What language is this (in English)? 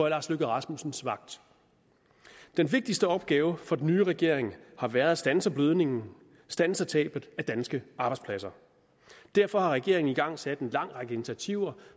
Danish